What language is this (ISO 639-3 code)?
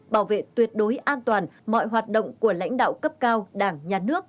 vie